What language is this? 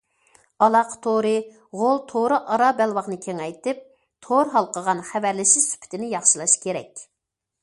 Uyghur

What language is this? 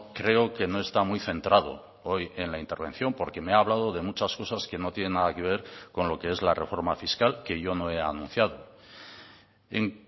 Spanish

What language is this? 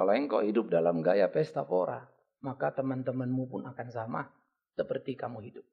Indonesian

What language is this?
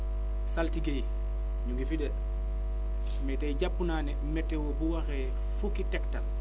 Wolof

